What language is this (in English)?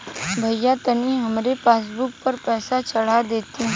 Bhojpuri